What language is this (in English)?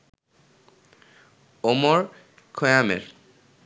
Bangla